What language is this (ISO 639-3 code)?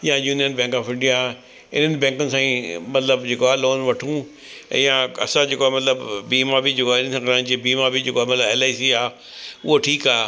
snd